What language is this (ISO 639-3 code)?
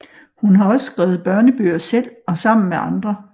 dan